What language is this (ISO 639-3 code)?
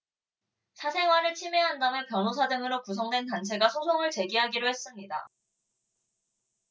kor